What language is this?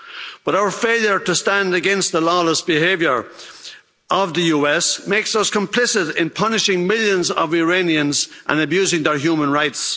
English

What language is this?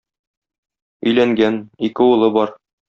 Tatar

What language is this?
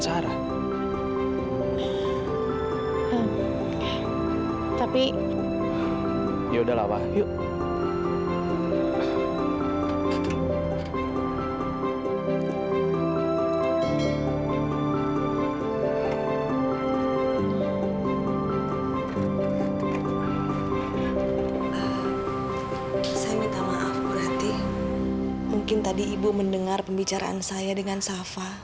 Indonesian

